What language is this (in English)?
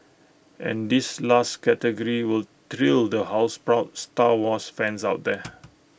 English